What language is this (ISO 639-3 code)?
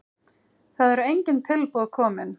isl